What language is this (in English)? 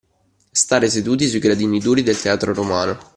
Italian